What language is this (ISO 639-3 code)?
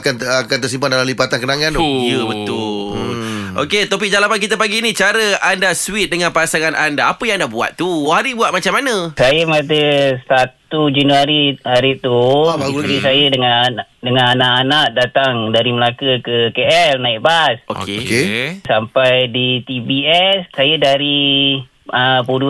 msa